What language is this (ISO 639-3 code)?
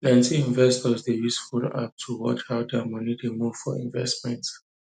pcm